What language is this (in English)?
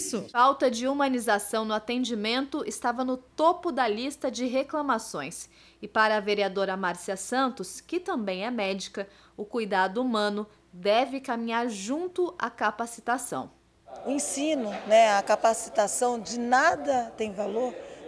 Portuguese